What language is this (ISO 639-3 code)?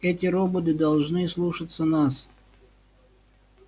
rus